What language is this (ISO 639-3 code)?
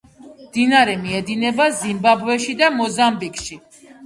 kat